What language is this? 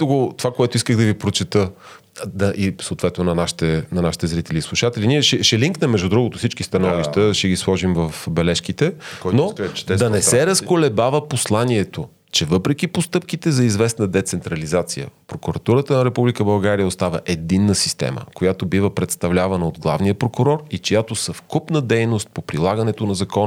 Bulgarian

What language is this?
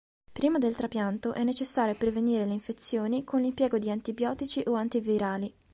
Italian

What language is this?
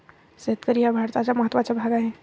Marathi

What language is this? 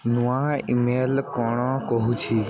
Odia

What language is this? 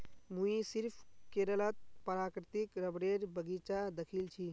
Magahi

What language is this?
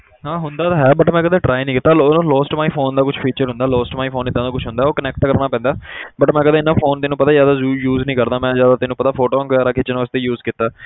Punjabi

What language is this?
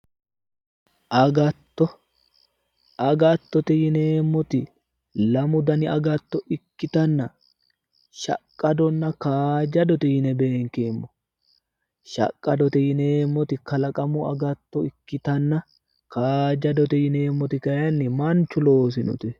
Sidamo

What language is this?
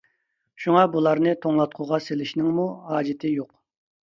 Uyghur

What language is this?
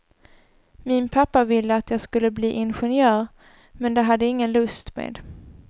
Swedish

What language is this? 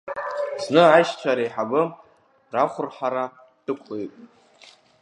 Abkhazian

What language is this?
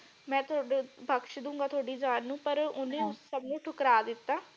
Punjabi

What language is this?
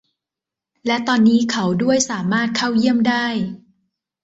Thai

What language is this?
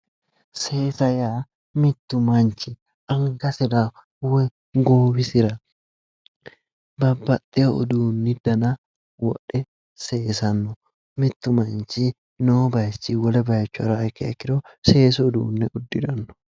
Sidamo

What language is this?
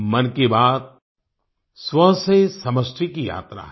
Hindi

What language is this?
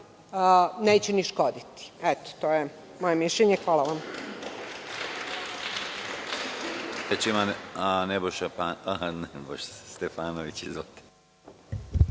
Serbian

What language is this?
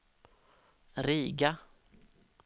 Swedish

